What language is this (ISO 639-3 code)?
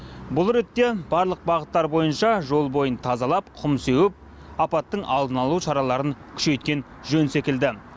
kaz